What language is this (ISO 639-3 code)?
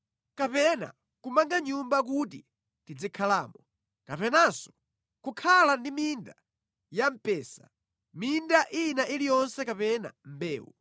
nya